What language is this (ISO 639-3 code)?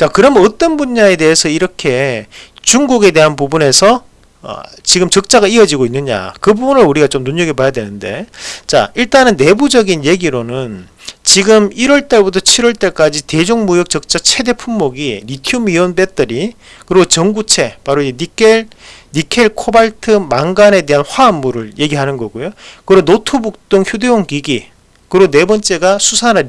kor